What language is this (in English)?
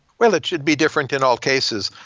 English